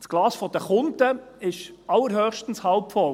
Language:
Swiss German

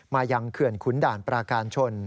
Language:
Thai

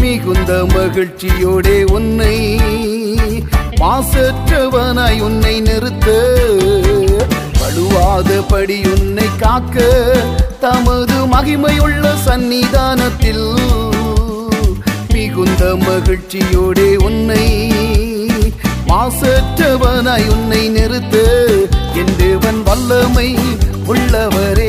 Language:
Urdu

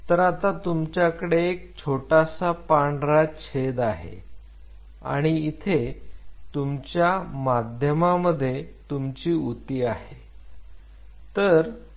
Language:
Marathi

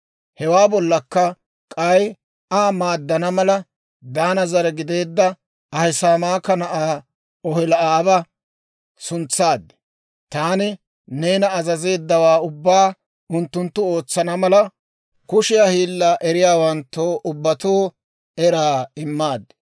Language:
Dawro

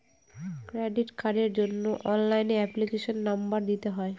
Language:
Bangla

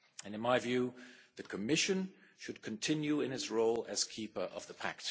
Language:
English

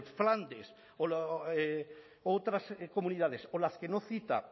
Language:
Spanish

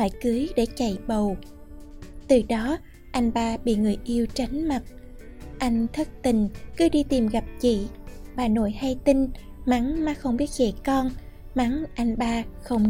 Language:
Vietnamese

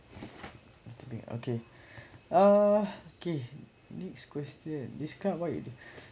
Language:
English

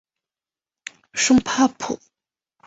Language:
Chinese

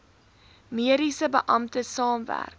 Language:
Afrikaans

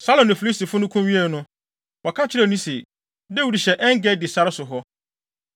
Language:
Akan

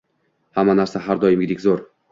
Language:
Uzbek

